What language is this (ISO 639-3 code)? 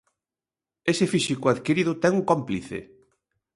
glg